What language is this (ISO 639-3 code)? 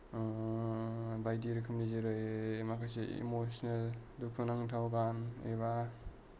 brx